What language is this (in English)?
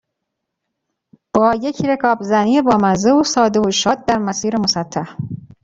Persian